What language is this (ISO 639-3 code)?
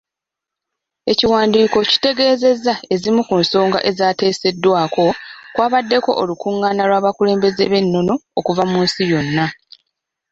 lug